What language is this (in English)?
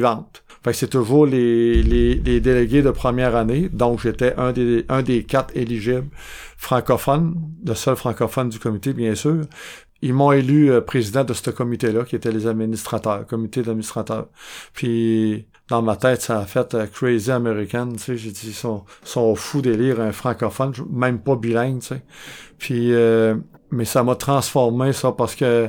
French